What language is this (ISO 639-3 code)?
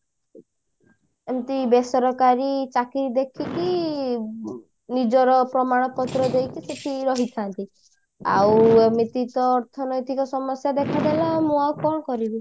ori